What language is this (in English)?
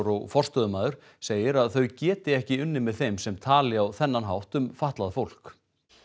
Icelandic